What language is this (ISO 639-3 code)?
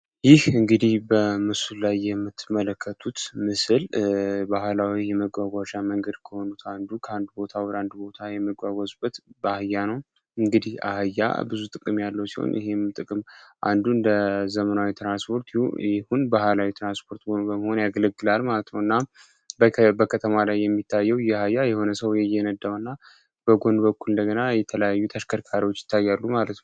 amh